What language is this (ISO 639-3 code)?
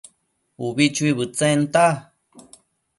mcf